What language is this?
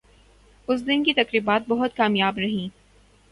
Urdu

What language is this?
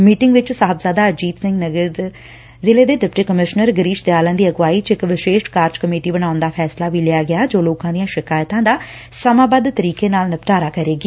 Punjabi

